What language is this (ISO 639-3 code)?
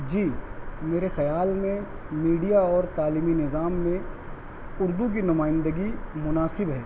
urd